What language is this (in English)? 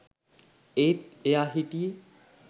Sinhala